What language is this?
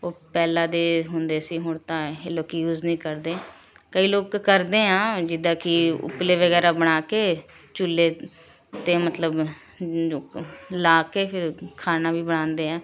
Punjabi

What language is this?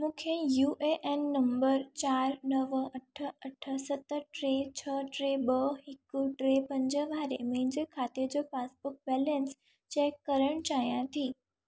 Sindhi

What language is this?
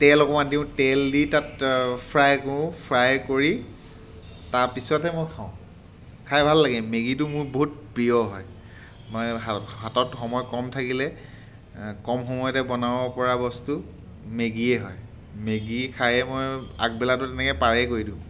Assamese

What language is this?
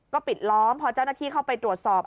Thai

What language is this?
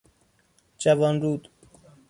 Persian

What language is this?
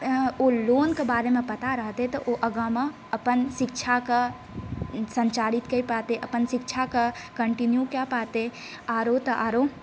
Maithili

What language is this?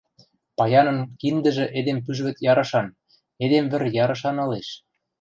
Western Mari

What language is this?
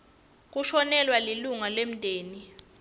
Swati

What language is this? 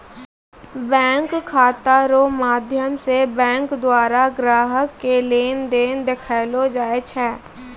Maithili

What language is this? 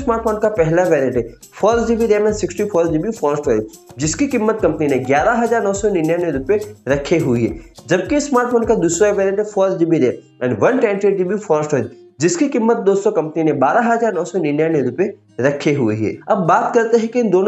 Hindi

